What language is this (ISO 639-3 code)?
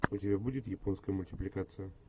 rus